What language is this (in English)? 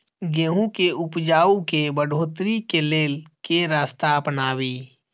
Maithili